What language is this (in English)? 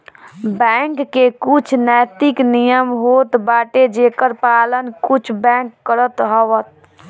Bhojpuri